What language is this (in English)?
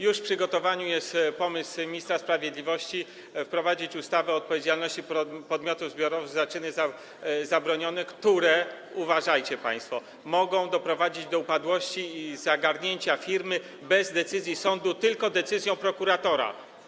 Polish